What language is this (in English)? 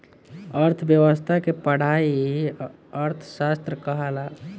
Bhojpuri